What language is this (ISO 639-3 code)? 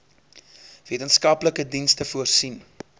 afr